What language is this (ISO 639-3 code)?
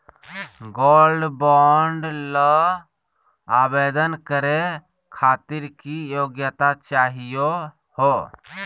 mag